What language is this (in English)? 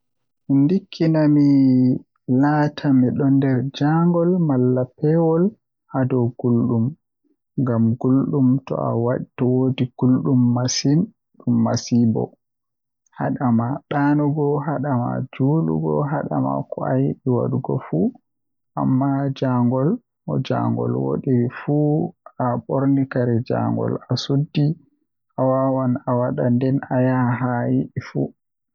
Western Niger Fulfulde